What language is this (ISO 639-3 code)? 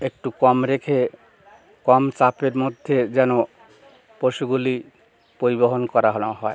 ben